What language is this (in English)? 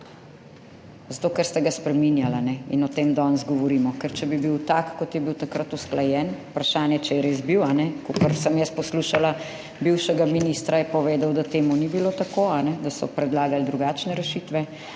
Slovenian